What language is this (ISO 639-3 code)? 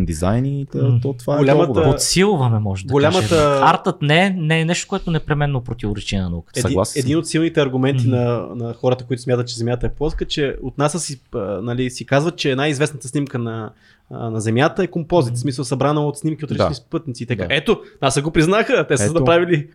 bul